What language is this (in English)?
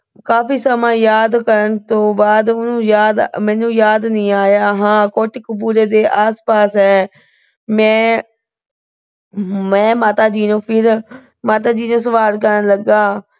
Punjabi